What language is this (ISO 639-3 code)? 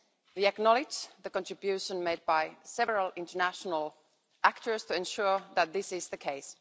eng